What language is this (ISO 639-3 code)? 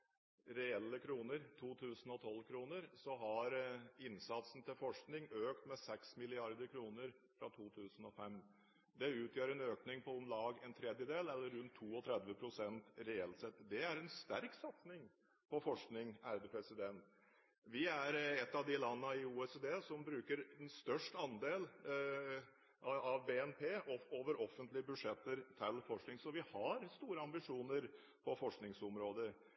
nob